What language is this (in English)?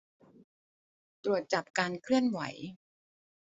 Thai